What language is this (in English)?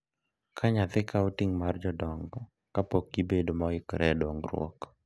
Luo (Kenya and Tanzania)